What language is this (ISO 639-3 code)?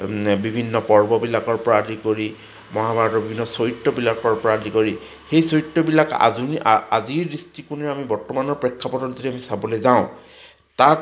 asm